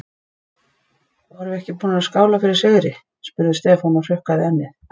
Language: Icelandic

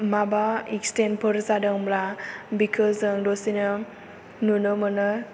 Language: Bodo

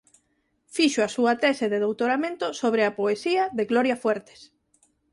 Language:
Galician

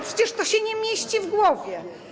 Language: Polish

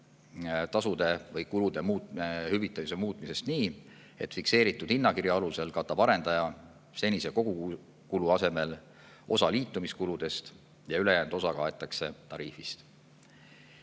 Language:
Estonian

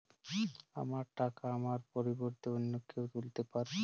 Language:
Bangla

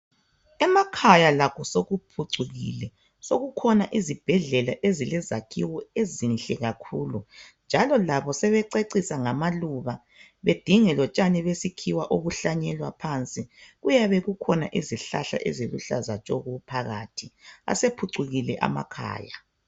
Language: North Ndebele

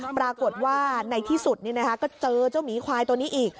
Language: Thai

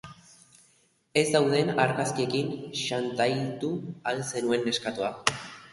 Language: Basque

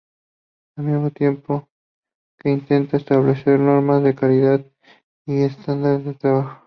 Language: Spanish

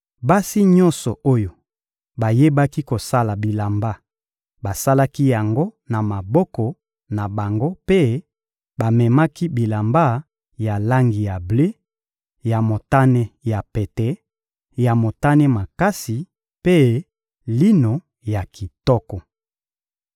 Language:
Lingala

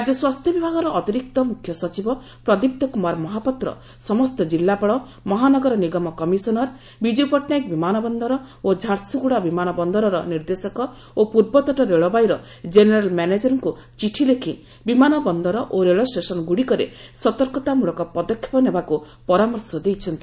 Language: Odia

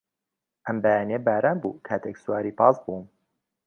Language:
Central Kurdish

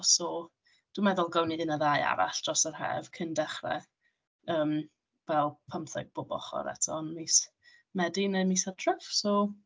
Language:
Welsh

